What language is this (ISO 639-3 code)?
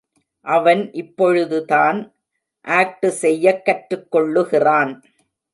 tam